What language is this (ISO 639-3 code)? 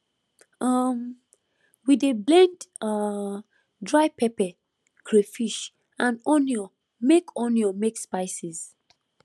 pcm